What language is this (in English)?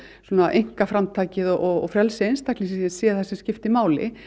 Icelandic